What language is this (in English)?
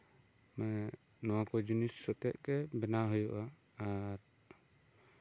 Santali